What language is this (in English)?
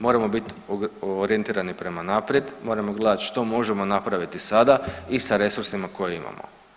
Croatian